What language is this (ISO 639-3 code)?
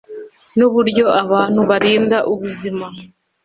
kin